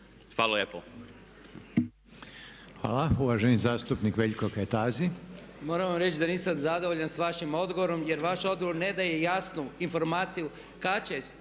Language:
Croatian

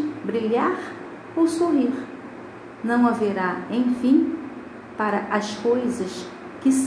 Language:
Portuguese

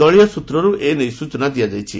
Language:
Odia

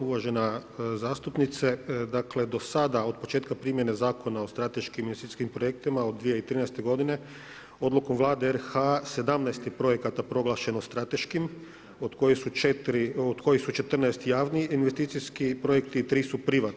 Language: Croatian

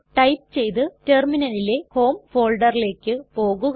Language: Malayalam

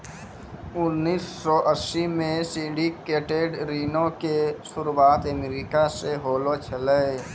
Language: Maithili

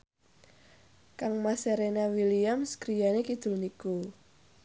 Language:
Javanese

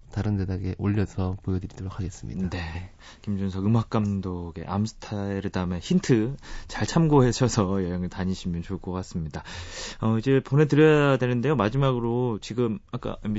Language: Korean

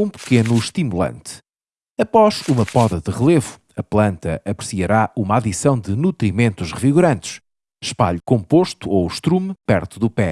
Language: Portuguese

